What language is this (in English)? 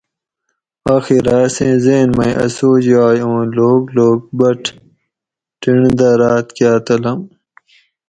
Gawri